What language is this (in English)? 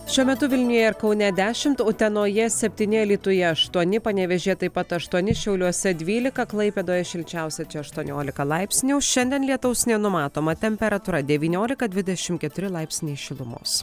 Lithuanian